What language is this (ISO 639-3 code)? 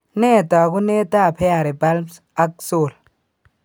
kln